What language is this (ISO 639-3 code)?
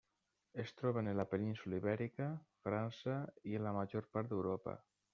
cat